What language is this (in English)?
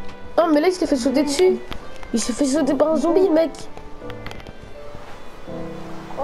French